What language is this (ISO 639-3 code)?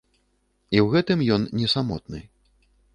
bel